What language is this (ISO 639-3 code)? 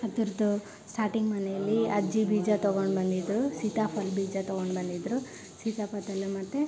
kan